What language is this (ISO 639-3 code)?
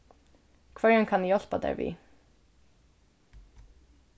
fao